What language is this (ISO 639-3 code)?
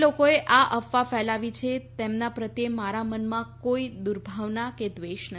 guj